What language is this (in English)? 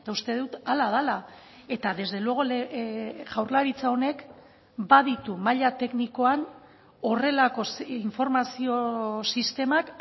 Basque